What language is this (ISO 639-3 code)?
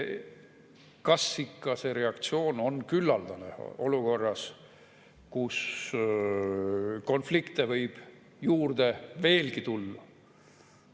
est